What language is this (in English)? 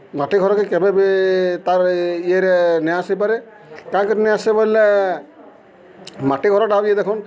Odia